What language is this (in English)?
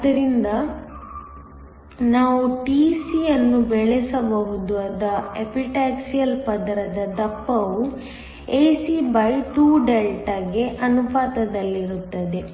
Kannada